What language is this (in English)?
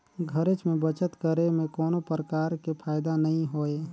Chhattisgarhi